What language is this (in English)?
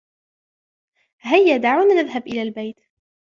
Arabic